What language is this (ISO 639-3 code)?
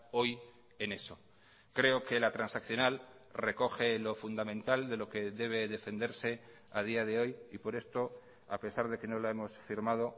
spa